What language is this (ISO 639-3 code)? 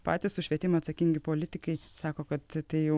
lit